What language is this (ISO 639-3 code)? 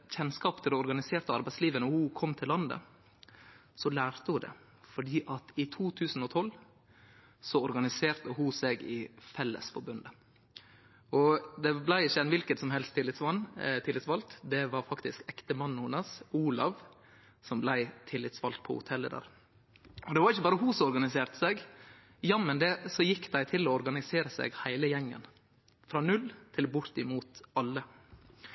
nno